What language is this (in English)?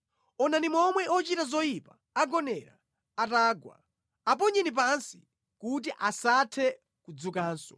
Nyanja